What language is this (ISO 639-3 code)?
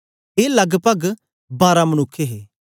doi